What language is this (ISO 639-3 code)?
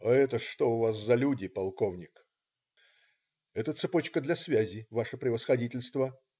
rus